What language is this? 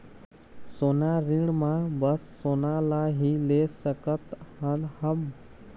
Chhattisgarhi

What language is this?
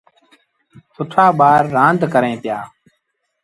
Sindhi Bhil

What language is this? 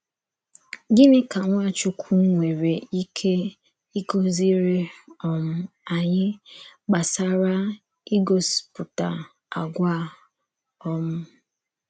Igbo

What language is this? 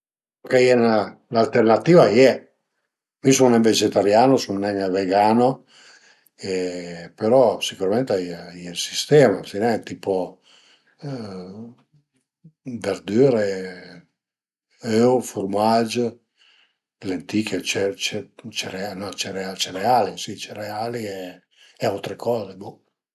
Piedmontese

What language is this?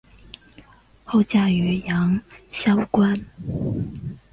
Chinese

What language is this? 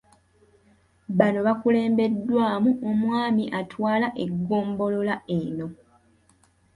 Ganda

